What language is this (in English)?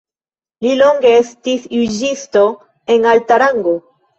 Esperanto